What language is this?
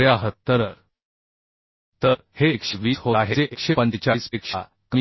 Marathi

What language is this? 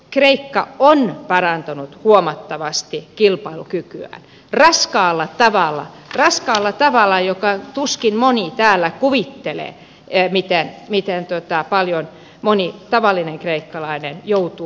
Finnish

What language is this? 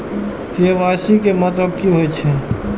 Maithili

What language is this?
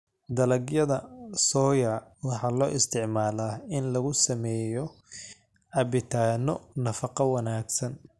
Somali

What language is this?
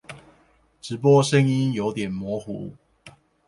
Chinese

